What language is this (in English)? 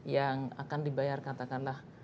Indonesian